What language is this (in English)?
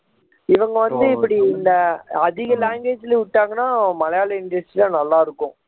Tamil